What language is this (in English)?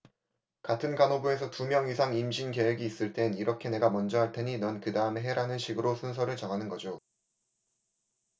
Korean